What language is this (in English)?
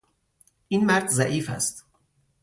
Persian